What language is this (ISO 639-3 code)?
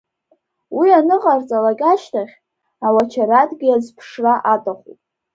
abk